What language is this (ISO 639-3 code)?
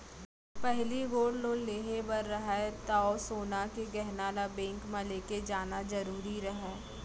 hne